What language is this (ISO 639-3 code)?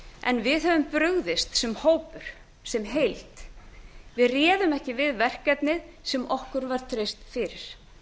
isl